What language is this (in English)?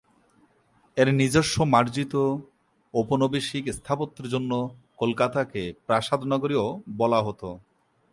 Bangla